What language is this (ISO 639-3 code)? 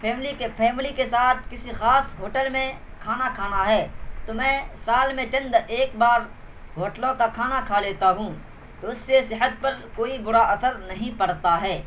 urd